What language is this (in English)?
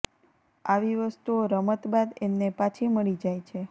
Gujarati